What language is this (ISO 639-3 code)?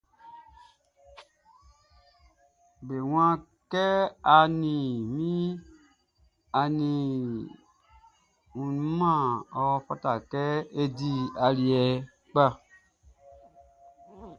bci